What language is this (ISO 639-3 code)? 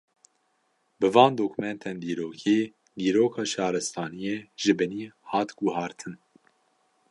kur